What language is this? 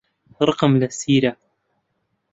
Central Kurdish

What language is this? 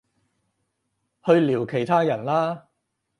Cantonese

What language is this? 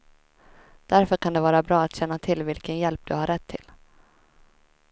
Swedish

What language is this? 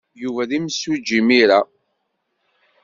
Kabyle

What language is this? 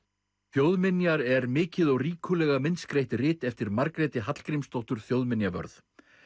Icelandic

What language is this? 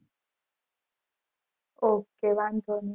Gujarati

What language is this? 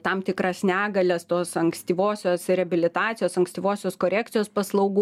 Lithuanian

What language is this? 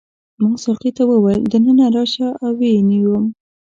Pashto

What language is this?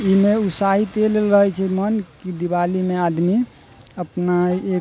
Maithili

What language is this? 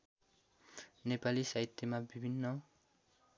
Nepali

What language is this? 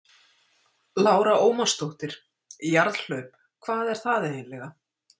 Icelandic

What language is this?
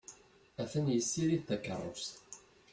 Kabyle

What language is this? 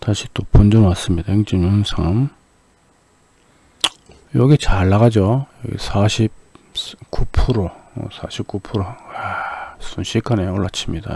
Korean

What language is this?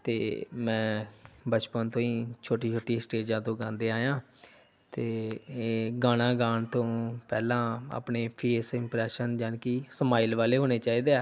Punjabi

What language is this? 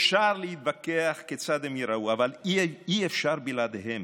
Hebrew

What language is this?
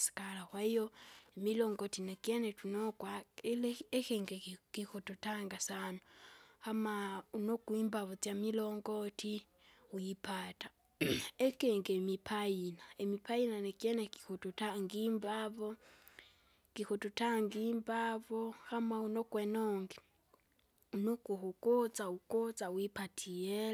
Kinga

